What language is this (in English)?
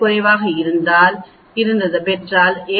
Tamil